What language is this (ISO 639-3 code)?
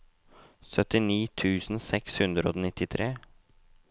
nor